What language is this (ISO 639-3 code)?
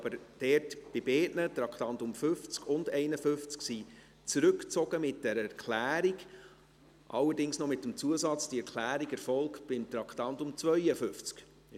gsw